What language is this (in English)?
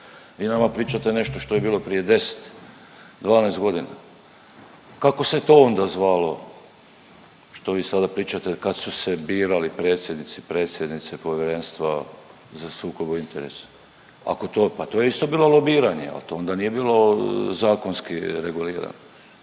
Croatian